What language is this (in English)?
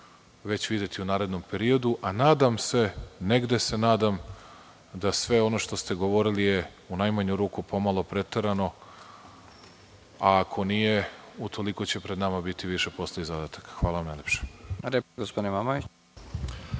Serbian